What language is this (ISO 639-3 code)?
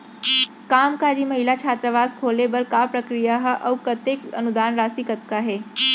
hne